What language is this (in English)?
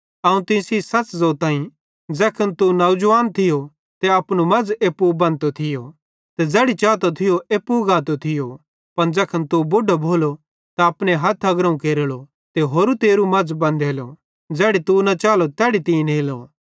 Bhadrawahi